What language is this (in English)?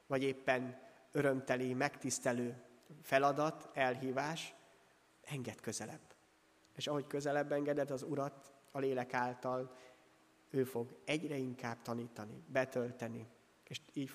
Hungarian